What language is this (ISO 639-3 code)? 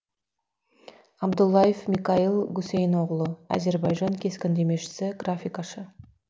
kaz